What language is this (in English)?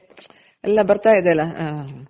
Kannada